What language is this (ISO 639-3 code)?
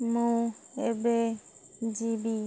ori